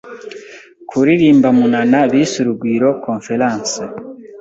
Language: Kinyarwanda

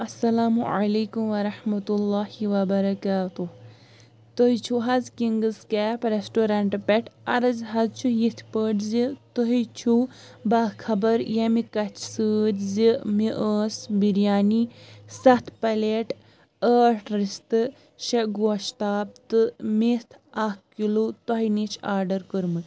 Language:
Kashmiri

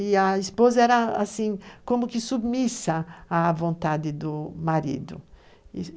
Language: Portuguese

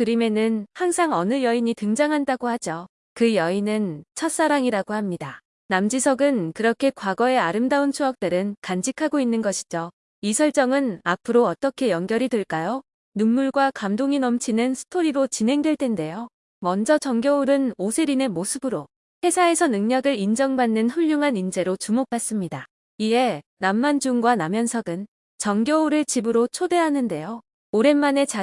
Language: Korean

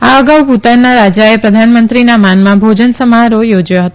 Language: Gujarati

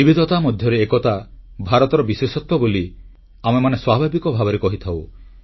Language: Odia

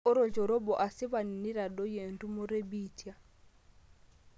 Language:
Masai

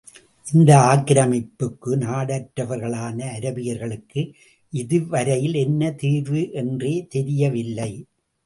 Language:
Tamil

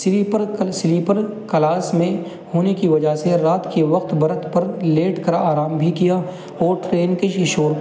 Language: Urdu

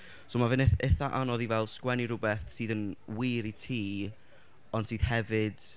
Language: Welsh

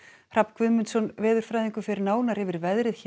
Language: Icelandic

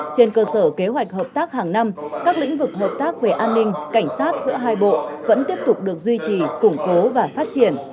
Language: Vietnamese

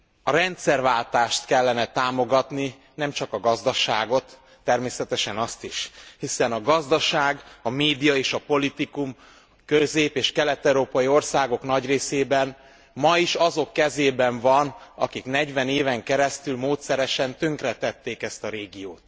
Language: Hungarian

